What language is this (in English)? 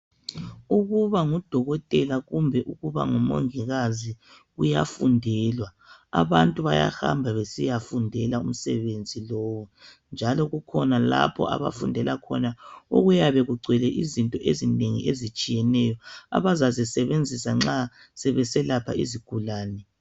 North Ndebele